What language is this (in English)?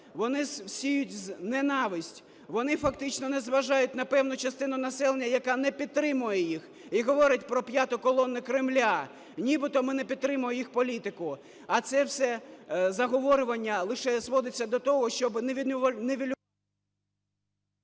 Ukrainian